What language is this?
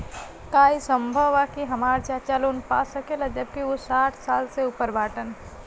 Bhojpuri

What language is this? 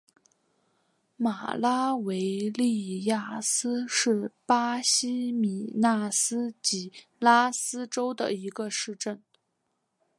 Chinese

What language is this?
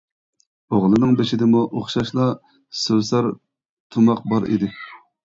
Uyghur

